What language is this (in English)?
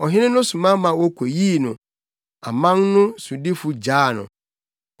Akan